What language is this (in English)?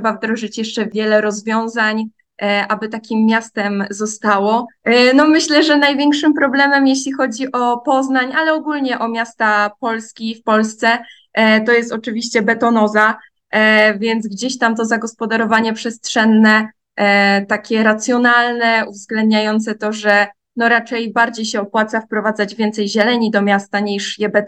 Polish